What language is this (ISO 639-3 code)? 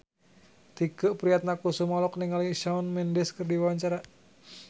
sun